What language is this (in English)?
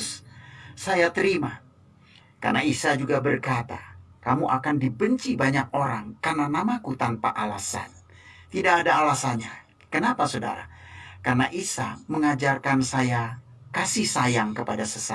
Indonesian